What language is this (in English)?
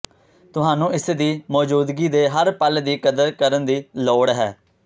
Punjabi